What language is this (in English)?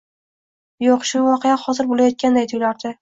Uzbek